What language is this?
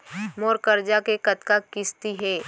Chhattisgarhi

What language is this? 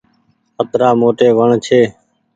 Goaria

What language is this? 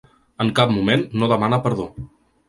Catalan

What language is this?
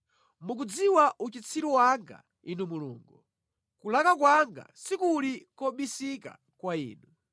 Nyanja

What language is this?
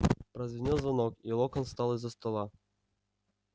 Russian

